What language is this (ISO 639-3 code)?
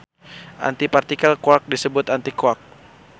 sun